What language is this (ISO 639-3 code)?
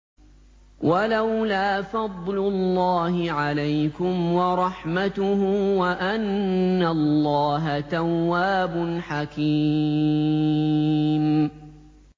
ara